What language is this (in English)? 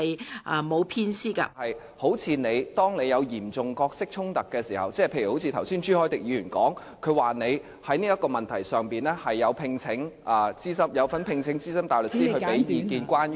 Cantonese